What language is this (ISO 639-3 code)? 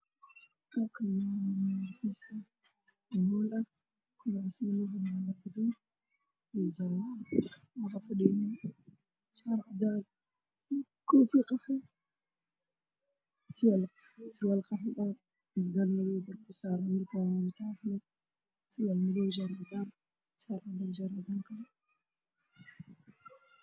som